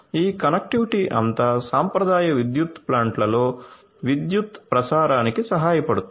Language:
Telugu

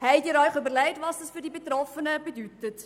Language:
Swiss German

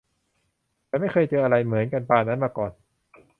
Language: Thai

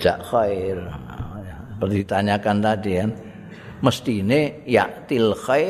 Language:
Indonesian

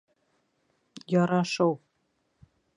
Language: Bashkir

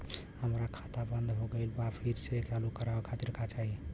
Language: Bhojpuri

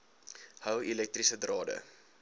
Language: Afrikaans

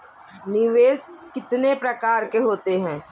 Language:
Hindi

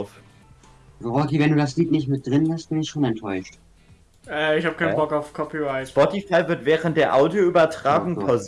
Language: German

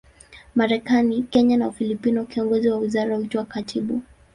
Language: Swahili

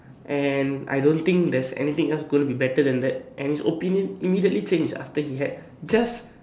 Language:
English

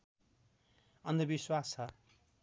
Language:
Nepali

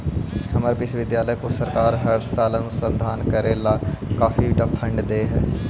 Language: Magahi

